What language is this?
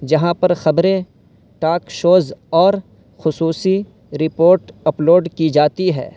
Urdu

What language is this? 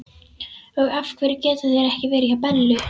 Icelandic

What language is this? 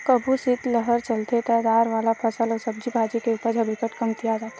Chhattisgarhi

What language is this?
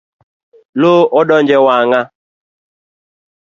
Luo (Kenya and Tanzania)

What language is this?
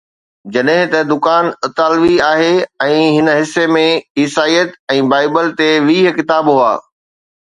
Sindhi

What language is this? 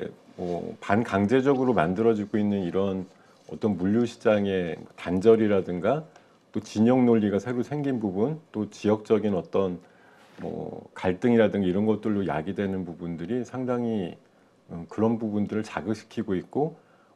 Korean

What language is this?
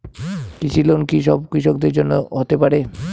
Bangla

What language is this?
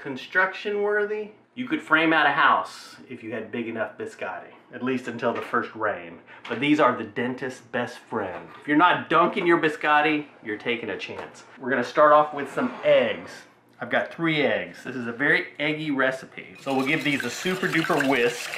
English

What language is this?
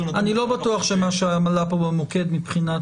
Hebrew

